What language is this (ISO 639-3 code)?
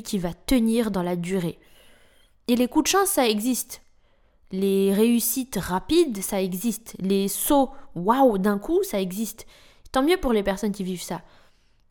fra